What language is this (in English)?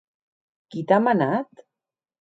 Occitan